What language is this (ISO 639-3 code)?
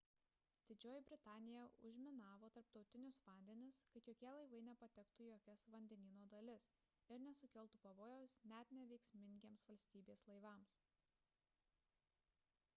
lit